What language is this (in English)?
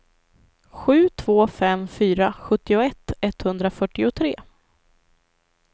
Swedish